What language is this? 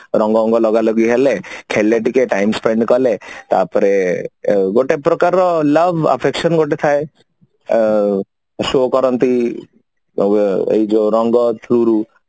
Odia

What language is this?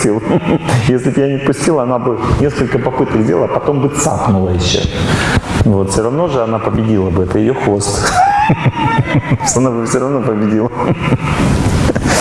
Russian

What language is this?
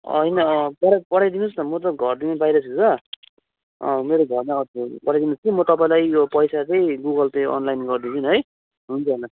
Nepali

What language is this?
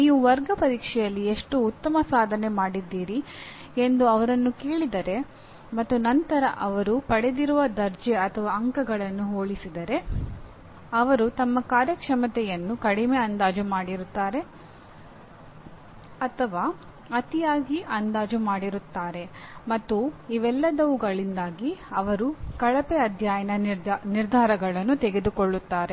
Kannada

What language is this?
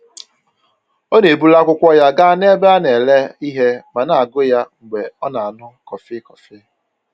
Igbo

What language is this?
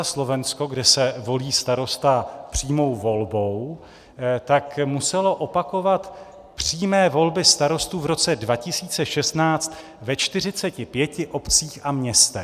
Czech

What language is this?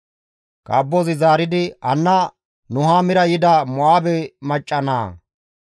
Gamo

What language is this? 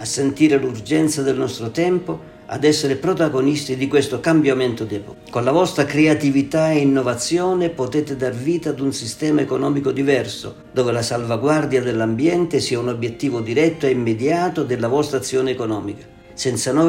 Italian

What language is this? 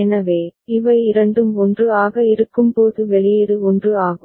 Tamil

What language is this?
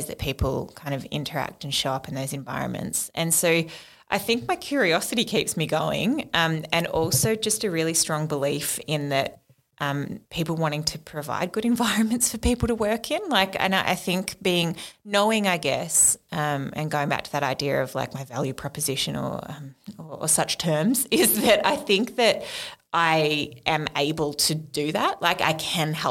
English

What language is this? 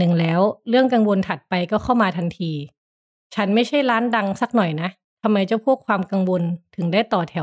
Thai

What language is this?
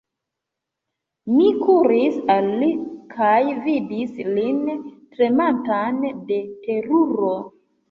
Esperanto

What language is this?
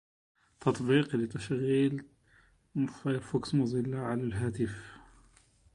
Arabic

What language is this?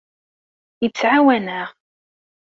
Kabyle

